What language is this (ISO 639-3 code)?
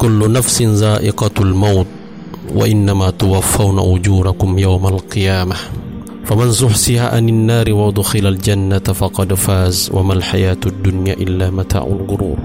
msa